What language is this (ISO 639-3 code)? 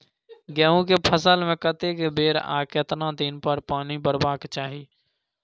mai